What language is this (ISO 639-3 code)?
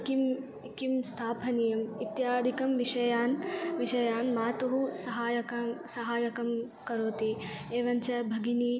san